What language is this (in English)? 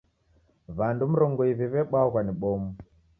Taita